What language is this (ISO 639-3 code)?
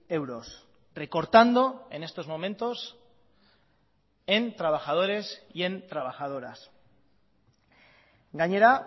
spa